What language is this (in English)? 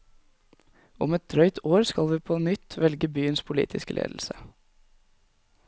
Norwegian